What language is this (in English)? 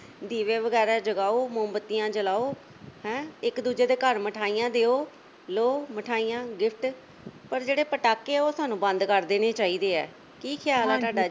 Punjabi